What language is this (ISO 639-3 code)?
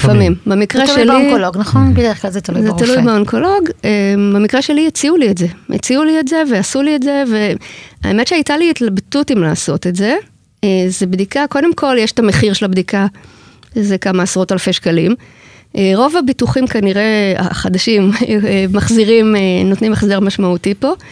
heb